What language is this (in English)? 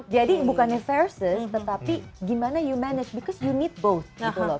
Indonesian